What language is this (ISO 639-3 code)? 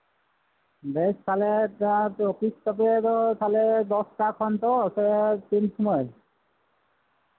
sat